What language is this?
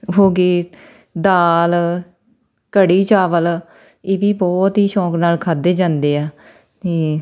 Punjabi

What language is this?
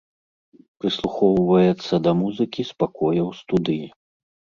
Belarusian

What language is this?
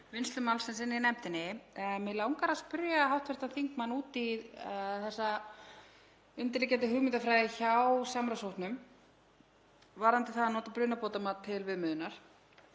Icelandic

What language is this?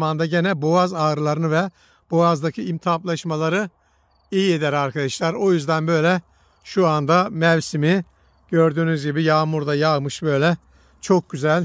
Turkish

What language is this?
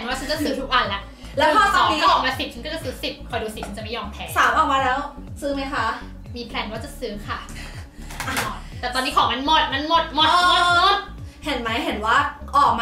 Thai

